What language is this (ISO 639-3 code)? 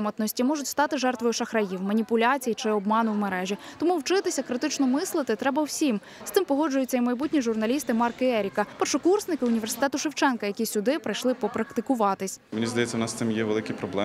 ukr